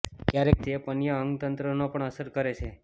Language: Gujarati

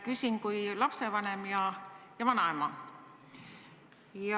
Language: Estonian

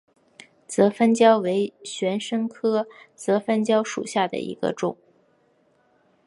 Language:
Chinese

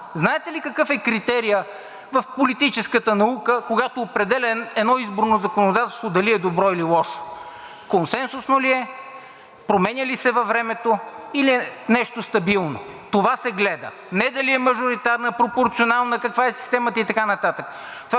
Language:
Bulgarian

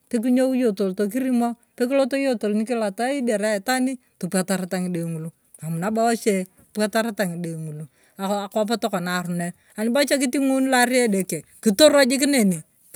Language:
Turkana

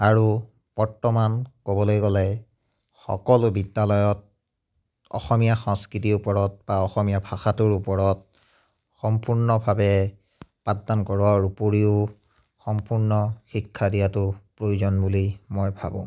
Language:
Assamese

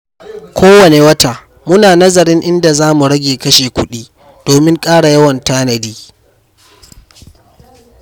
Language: Hausa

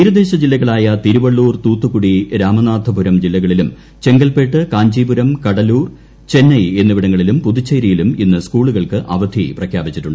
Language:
Malayalam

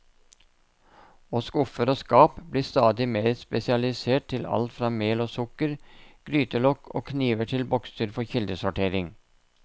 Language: Norwegian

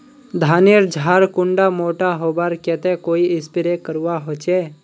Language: Magahi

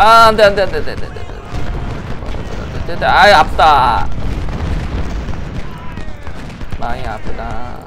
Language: Korean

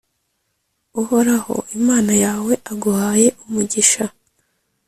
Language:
Kinyarwanda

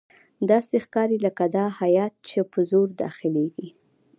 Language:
Pashto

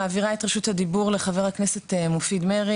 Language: Hebrew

